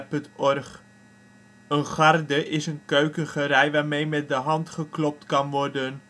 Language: Dutch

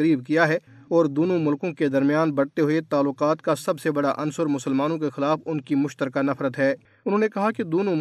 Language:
Urdu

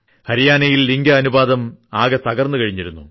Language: Malayalam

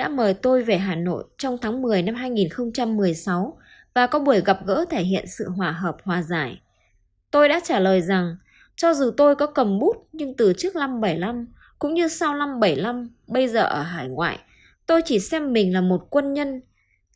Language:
Vietnamese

